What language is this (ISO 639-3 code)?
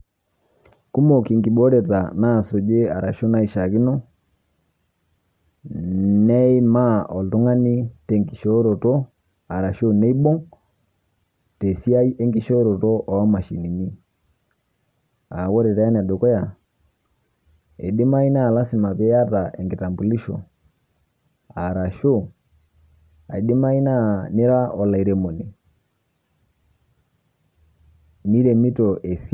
mas